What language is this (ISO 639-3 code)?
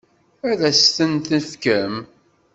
kab